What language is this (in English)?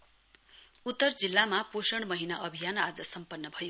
Nepali